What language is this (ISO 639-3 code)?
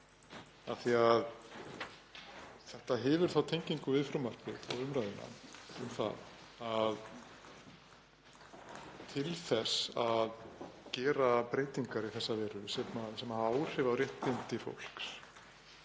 isl